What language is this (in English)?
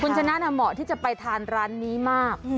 Thai